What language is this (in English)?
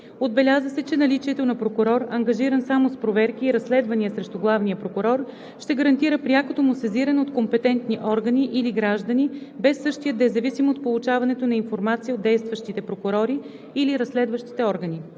Bulgarian